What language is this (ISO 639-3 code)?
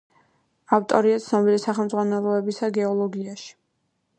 kat